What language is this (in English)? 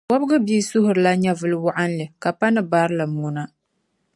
Dagbani